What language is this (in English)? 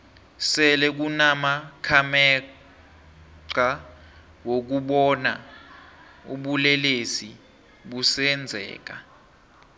South Ndebele